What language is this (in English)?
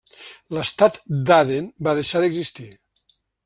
Catalan